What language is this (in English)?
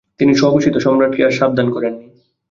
Bangla